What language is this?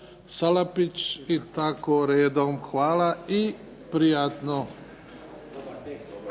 Croatian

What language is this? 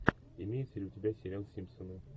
Russian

